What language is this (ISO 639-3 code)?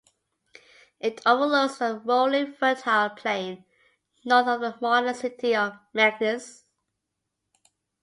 eng